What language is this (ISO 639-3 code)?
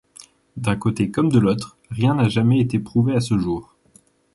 fra